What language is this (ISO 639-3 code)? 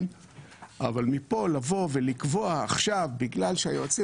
heb